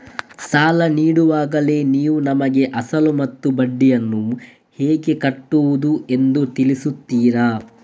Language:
Kannada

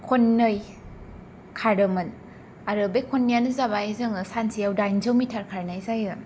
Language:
Bodo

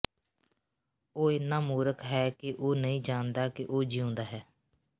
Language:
Punjabi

